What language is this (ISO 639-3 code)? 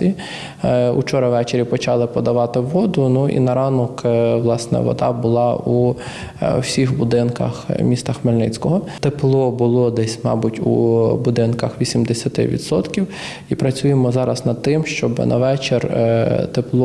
ukr